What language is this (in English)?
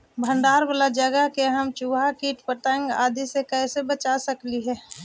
Magahi